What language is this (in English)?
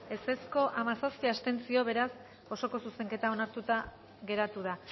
Basque